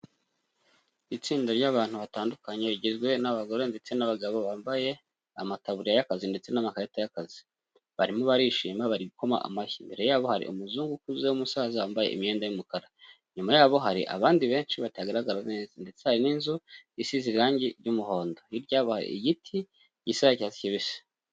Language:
Kinyarwanda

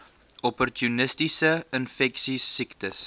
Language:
Afrikaans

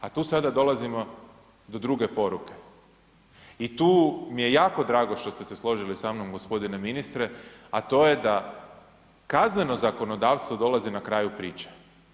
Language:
Croatian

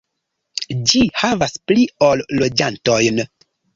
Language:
Esperanto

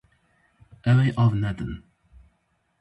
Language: Kurdish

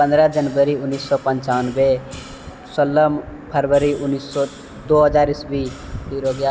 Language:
Maithili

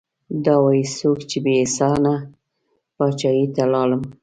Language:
Pashto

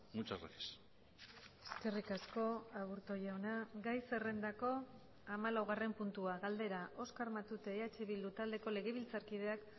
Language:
Basque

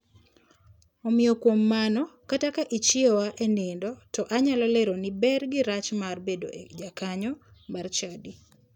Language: Luo (Kenya and Tanzania)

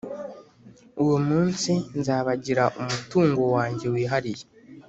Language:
Kinyarwanda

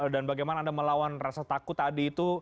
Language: Indonesian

